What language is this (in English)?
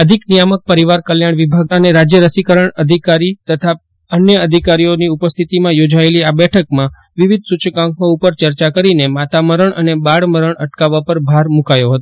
Gujarati